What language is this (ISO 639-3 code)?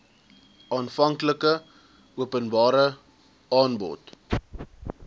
afr